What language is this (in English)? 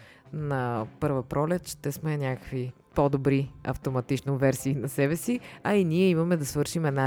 Bulgarian